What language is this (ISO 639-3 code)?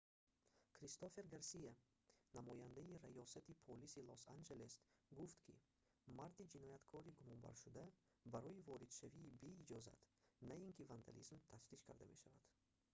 tgk